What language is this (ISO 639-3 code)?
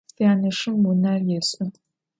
ady